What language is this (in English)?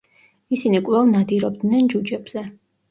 Georgian